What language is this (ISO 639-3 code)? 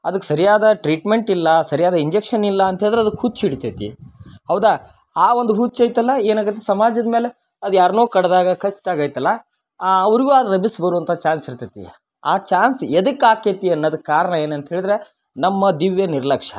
kan